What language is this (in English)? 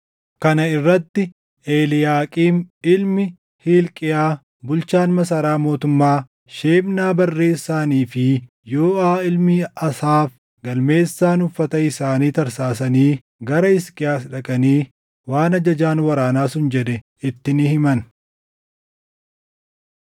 Oromo